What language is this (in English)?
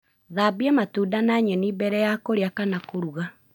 Kikuyu